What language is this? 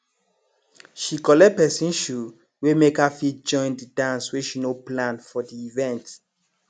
Nigerian Pidgin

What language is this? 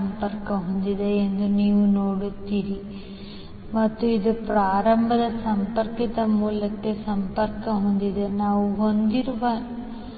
Kannada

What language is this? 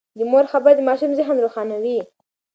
Pashto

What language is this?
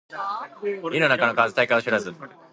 Japanese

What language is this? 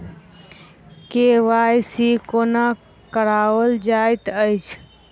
Maithili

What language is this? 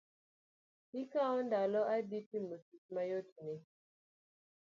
Luo (Kenya and Tanzania)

